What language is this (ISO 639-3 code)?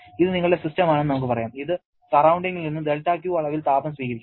mal